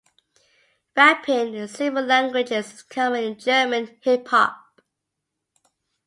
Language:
English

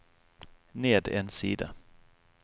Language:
Norwegian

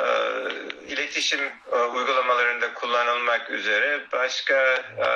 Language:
Turkish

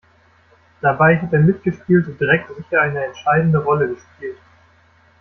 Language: German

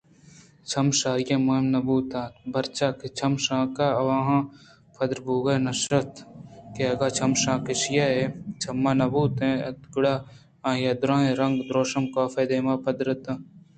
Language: Eastern Balochi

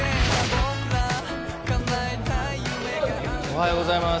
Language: Japanese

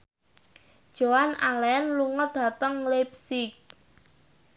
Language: Javanese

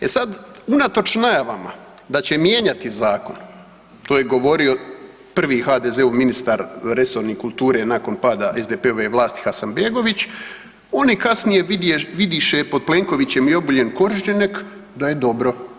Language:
Croatian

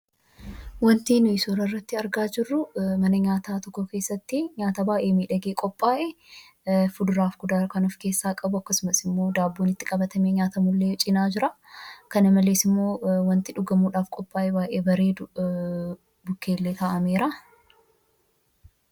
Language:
Oromo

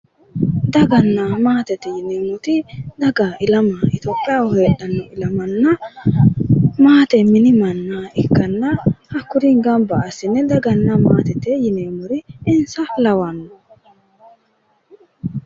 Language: Sidamo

